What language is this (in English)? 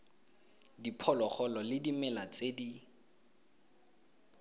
Tswana